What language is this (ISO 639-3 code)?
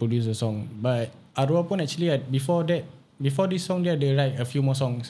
msa